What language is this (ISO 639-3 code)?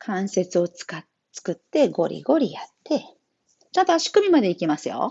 jpn